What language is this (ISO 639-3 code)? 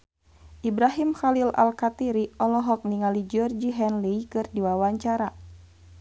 sun